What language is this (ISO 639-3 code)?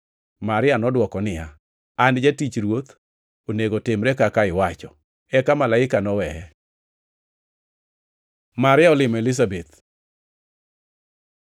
luo